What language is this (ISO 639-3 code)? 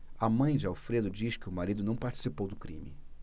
por